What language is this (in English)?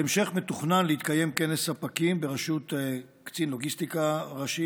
Hebrew